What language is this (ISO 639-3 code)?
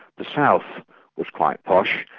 eng